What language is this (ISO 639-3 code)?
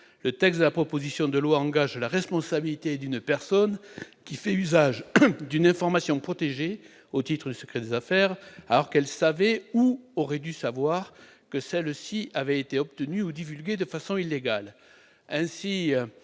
fra